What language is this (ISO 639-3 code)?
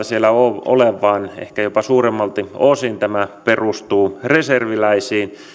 fin